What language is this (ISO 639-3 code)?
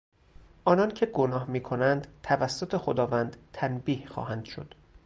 fas